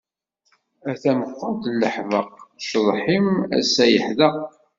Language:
Kabyle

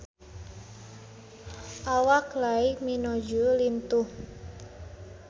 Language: Sundanese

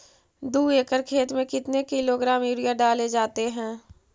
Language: Magahi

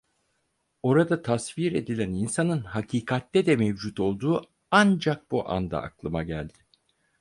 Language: Turkish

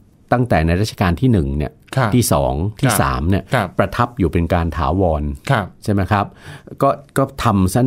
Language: Thai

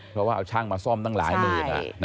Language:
Thai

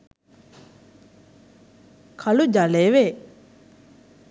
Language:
Sinhala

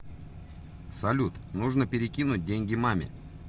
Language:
Russian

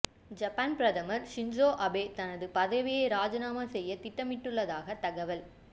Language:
Tamil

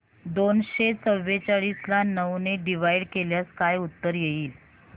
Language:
Marathi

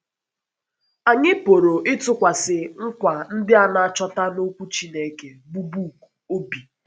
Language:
Igbo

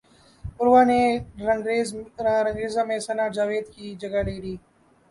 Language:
Urdu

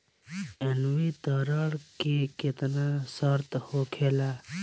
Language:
Bhojpuri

